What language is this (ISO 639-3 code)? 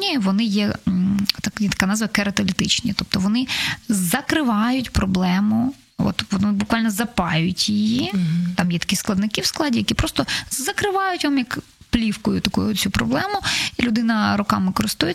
ukr